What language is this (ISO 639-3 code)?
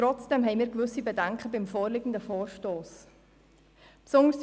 gsw